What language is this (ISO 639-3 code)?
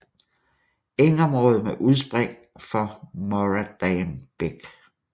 dan